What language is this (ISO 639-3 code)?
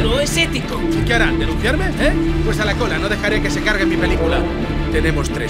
spa